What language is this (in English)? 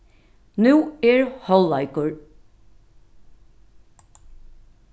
Faroese